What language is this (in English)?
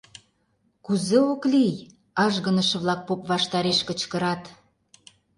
Mari